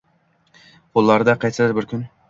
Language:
Uzbek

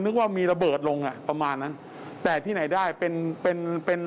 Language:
Thai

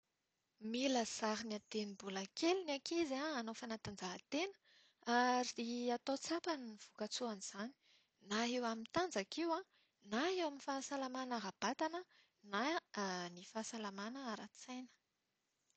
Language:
Malagasy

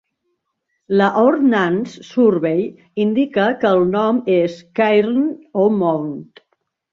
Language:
Catalan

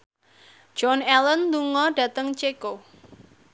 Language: Javanese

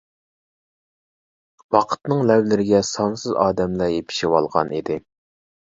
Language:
Uyghur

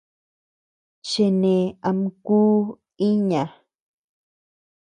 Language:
Tepeuxila Cuicatec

